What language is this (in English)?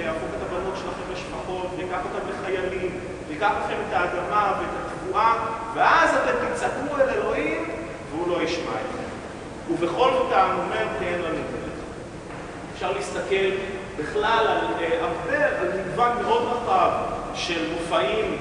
Hebrew